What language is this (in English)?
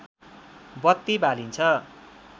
Nepali